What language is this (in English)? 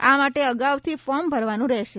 Gujarati